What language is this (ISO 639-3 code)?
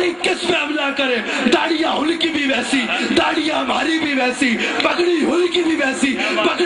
ara